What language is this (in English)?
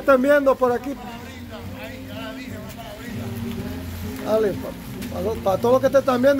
Spanish